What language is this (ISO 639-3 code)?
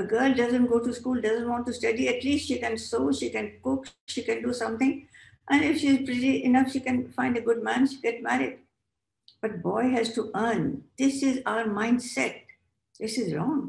eng